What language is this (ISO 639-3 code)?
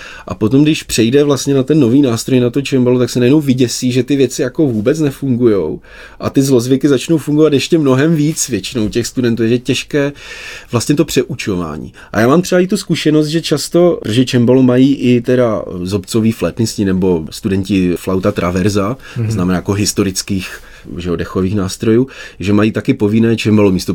ces